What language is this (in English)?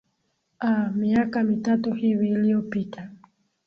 Swahili